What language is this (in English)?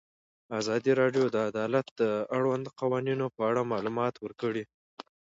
Pashto